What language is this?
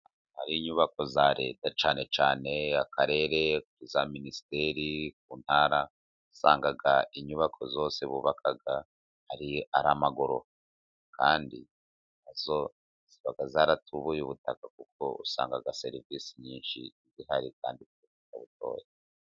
Kinyarwanda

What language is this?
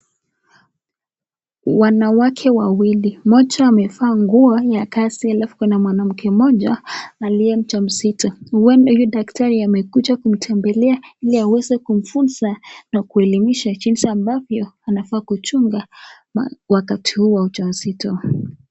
Swahili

